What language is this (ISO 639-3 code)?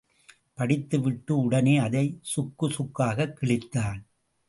tam